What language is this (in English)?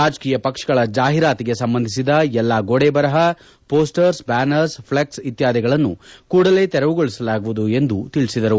Kannada